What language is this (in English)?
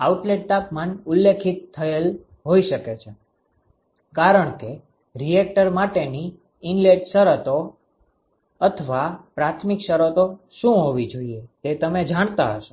Gujarati